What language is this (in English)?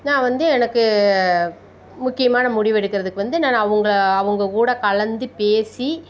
Tamil